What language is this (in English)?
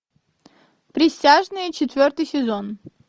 Russian